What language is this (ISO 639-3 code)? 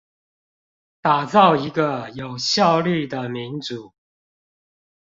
zho